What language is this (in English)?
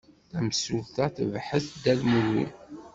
Kabyle